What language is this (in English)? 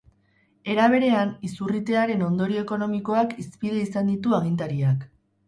Basque